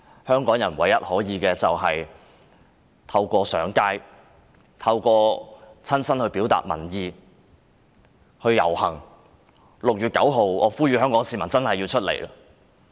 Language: Cantonese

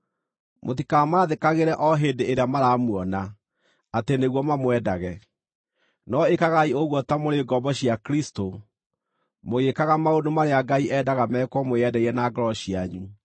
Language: Kikuyu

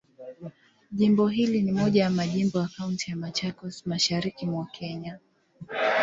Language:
Swahili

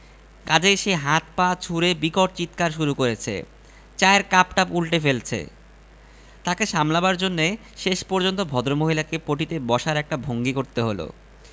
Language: Bangla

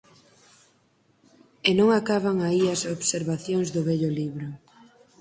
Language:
Galician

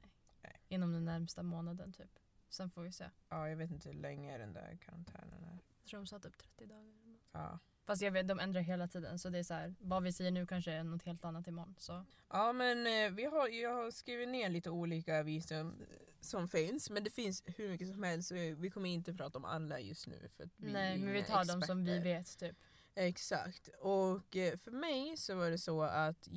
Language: Swedish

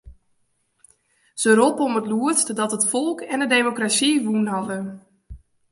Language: Western Frisian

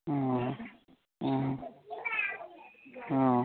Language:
Manipuri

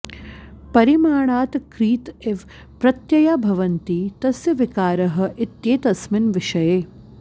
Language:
Sanskrit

